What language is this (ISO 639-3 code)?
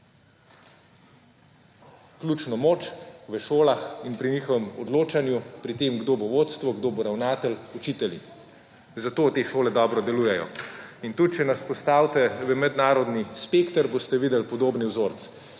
slv